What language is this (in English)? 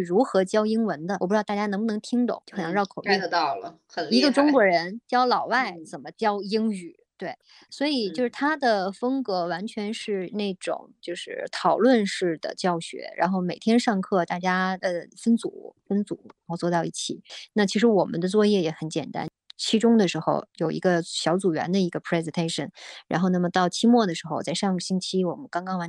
Chinese